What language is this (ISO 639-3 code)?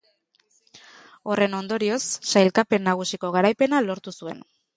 eus